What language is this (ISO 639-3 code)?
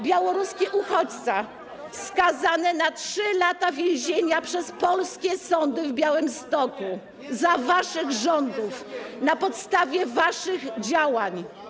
pol